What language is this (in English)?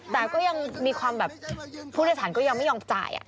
Thai